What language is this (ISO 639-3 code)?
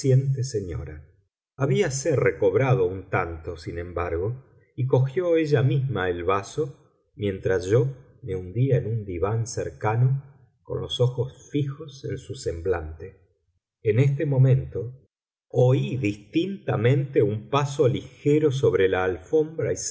spa